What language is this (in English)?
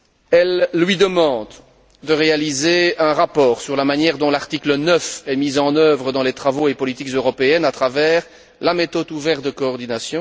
French